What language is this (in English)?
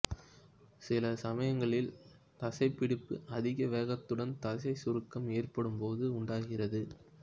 Tamil